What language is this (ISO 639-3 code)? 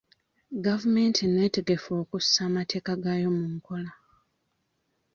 lug